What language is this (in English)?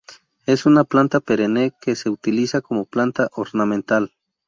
Spanish